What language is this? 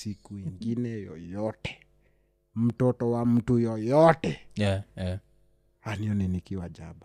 Swahili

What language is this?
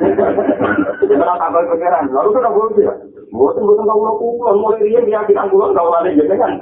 Indonesian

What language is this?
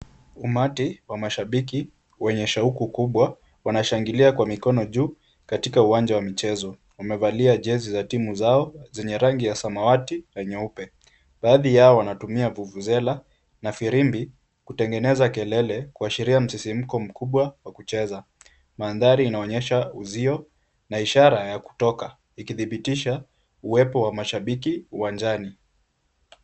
Swahili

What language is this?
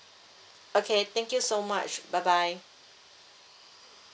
English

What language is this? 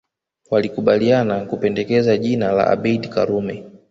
Swahili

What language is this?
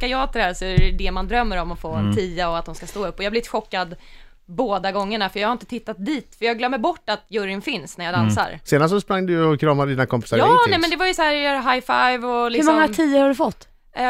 Swedish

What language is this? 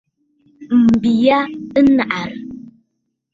Bafut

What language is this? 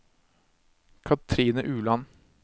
Norwegian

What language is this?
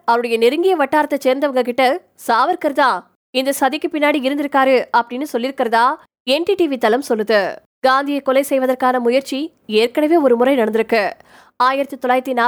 Tamil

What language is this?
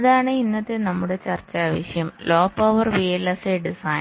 Malayalam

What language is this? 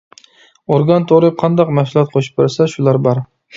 Uyghur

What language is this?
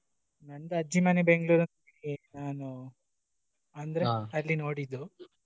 Kannada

